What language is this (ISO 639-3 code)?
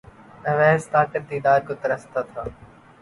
urd